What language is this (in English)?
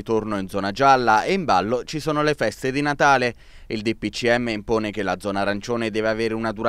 Italian